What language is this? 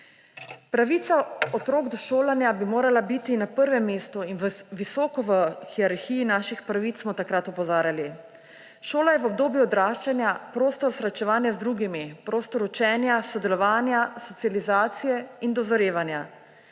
Slovenian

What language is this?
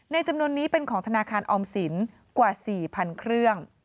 Thai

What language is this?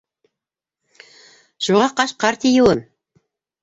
Bashkir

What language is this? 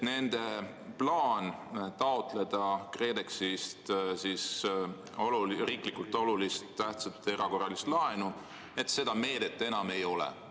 Estonian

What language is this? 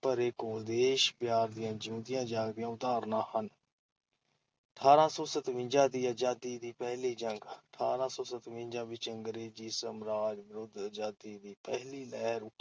Punjabi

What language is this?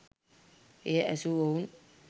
Sinhala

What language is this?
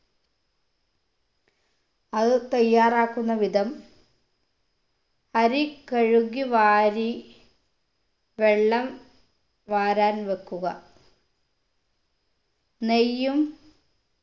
Malayalam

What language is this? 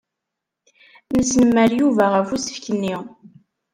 Kabyle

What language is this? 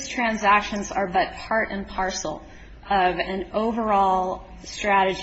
English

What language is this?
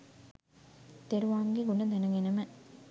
Sinhala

